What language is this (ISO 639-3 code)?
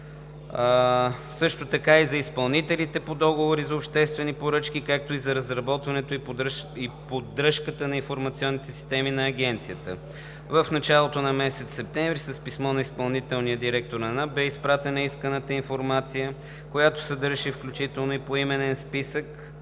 bul